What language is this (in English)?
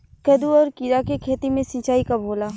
Bhojpuri